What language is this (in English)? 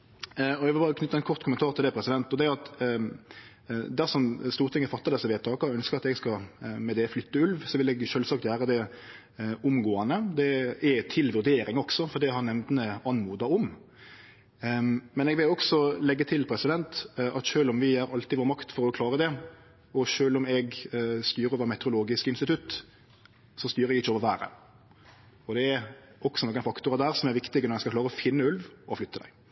Norwegian Nynorsk